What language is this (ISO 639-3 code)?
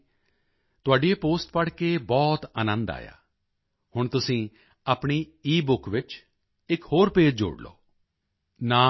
pan